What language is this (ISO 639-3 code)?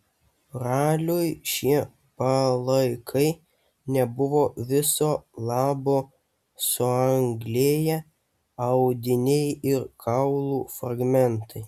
lit